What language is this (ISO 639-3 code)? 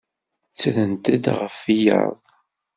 kab